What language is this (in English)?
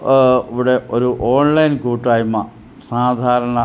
Malayalam